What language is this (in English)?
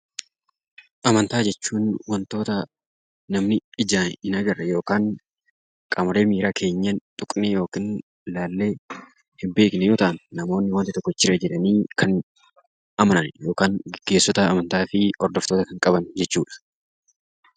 Oromo